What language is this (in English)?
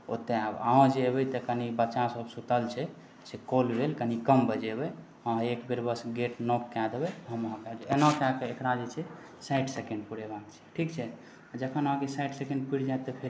Maithili